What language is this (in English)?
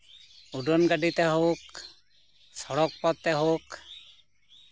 Santali